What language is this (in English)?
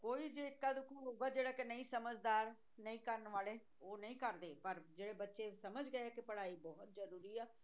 Punjabi